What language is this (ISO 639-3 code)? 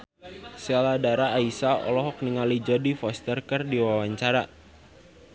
sun